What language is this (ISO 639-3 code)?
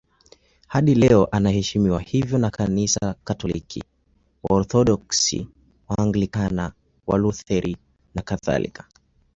swa